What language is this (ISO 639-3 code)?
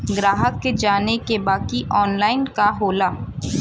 bho